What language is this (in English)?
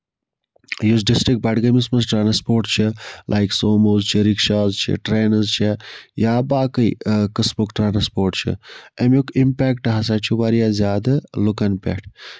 Kashmiri